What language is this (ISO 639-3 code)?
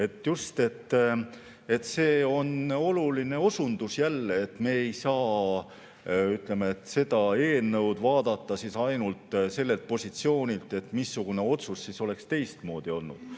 est